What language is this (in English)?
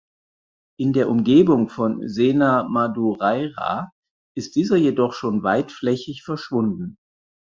German